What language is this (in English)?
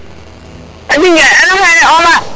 Serer